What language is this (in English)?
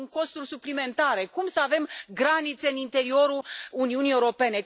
Romanian